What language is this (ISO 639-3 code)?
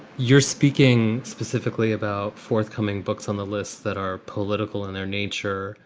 eng